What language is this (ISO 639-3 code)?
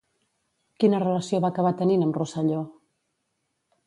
cat